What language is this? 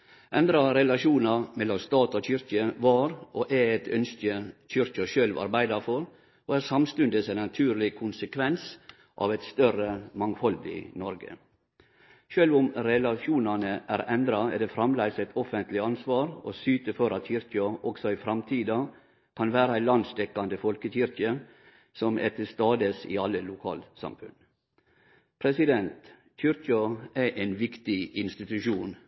Norwegian Nynorsk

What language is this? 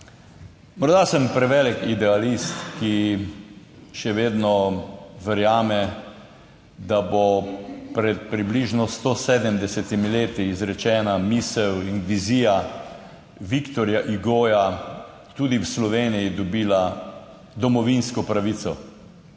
Slovenian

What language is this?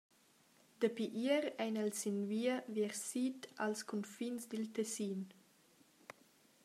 Romansh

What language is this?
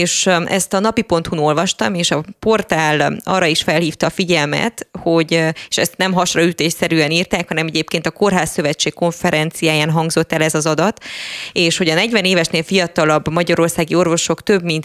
Hungarian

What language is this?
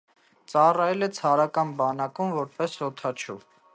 Armenian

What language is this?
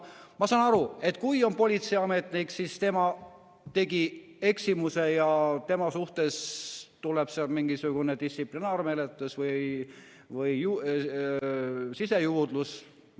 Estonian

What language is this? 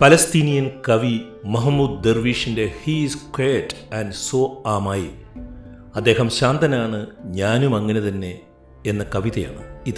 Malayalam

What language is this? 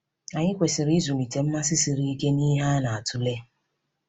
Igbo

